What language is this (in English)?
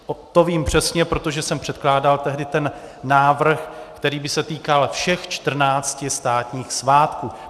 Czech